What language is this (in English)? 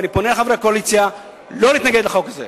Hebrew